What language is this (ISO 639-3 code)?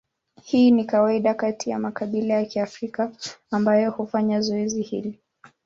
swa